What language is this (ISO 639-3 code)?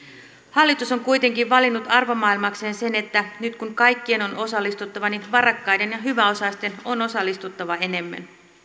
fin